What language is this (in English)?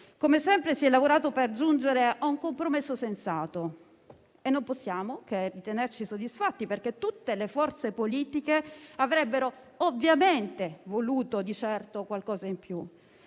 Italian